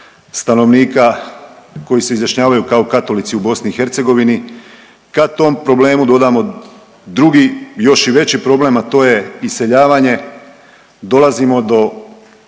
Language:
Croatian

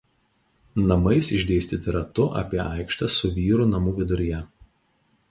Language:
Lithuanian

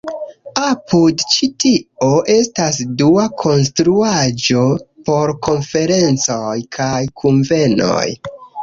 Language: Esperanto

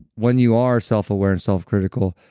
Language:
English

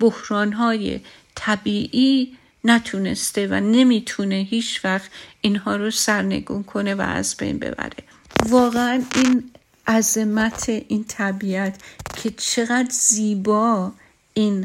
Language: Persian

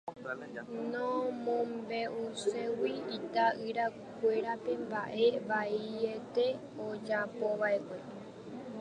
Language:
Guarani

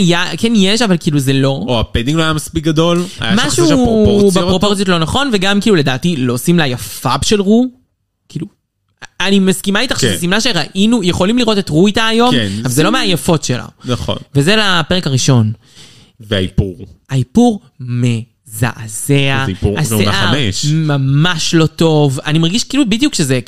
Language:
Hebrew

